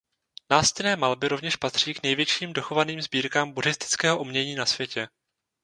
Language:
Czech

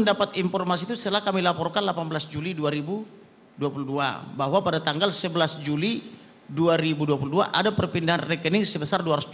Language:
Indonesian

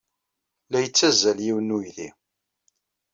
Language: Kabyle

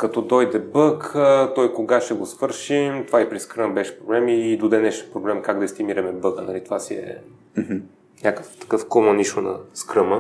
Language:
Bulgarian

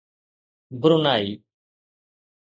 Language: Sindhi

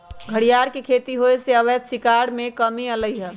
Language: Magahi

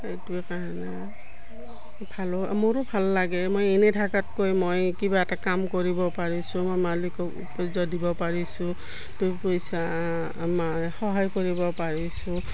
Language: Assamese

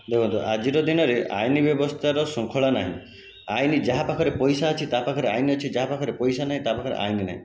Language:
Odia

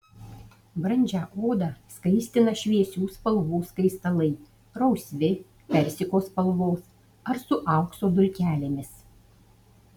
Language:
Lithuanian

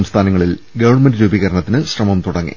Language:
Malayalam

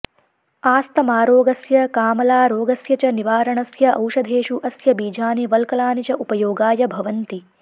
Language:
Sanskrit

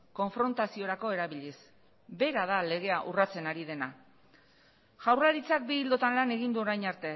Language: Basque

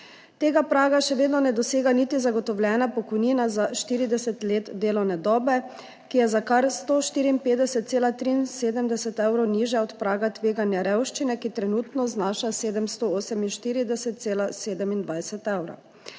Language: Slovenian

